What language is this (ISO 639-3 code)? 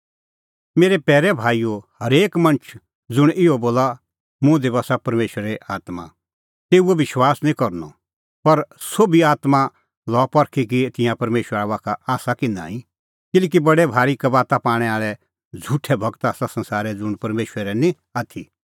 kfx